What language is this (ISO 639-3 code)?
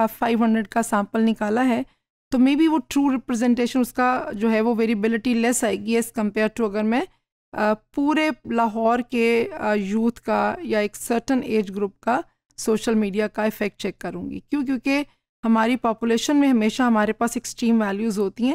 hin